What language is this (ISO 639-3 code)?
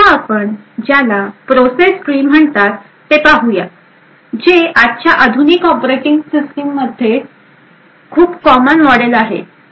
mar